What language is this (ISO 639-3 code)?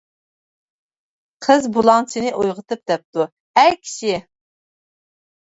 uig